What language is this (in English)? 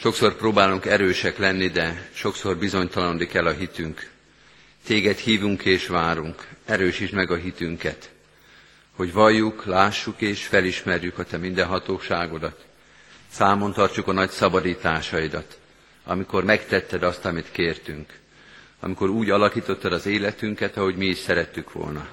Hungarian